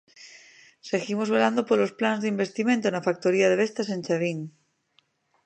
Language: Galician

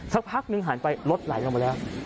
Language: Thai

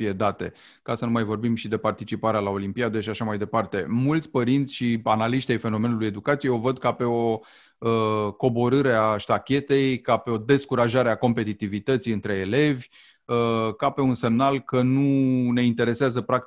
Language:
Romanian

